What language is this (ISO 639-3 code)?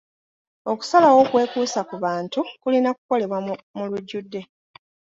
lug